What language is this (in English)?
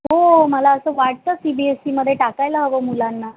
Marathi